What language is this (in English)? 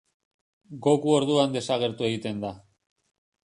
Basque